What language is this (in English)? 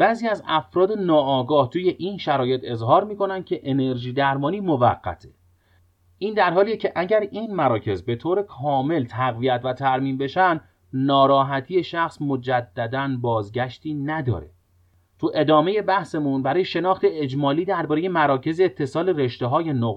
Persian